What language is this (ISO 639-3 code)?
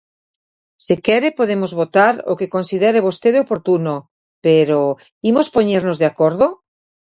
glg